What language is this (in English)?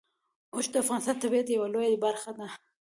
Pashto